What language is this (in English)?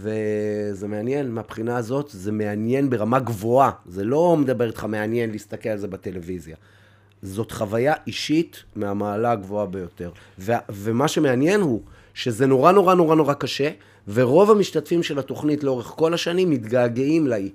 Hebrew